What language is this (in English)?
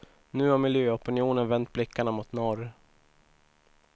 Swedish